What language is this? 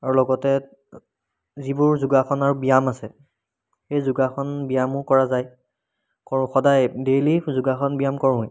Assamese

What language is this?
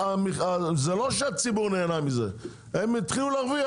Hebrew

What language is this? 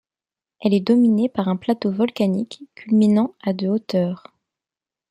French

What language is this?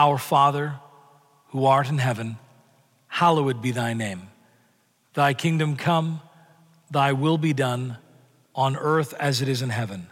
English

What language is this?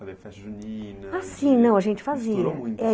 Portuguese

